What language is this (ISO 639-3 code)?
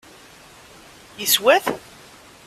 kab